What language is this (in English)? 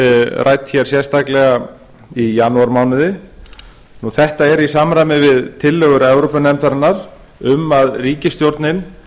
Icelandic